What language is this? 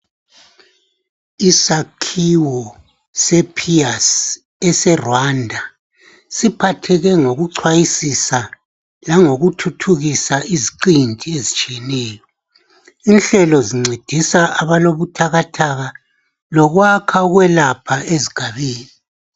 North Ndebele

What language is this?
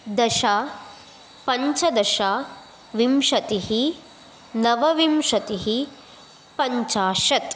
Sanskrit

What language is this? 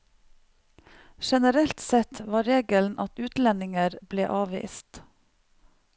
Norwegian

